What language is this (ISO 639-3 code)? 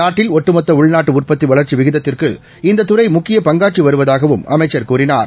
tam